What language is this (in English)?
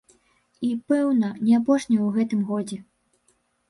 Belarusian